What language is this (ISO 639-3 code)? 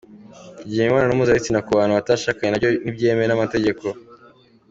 kin